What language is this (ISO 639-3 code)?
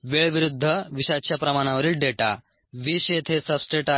mar